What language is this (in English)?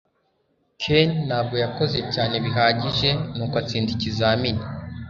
Kinyarwanda